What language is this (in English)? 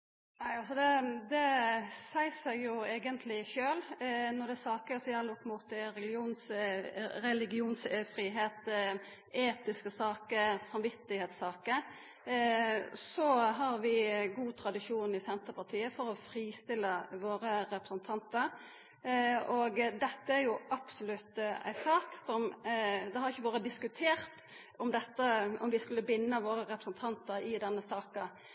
Norwegian Nynorsk